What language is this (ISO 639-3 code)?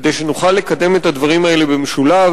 heb